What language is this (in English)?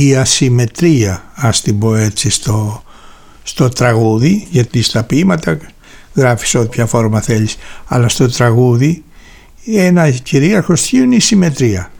Greek